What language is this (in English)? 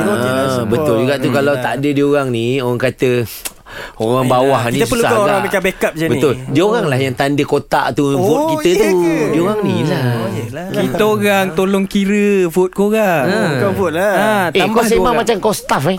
Malay